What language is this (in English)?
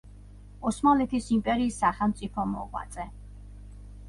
Georgian